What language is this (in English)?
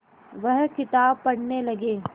Hindi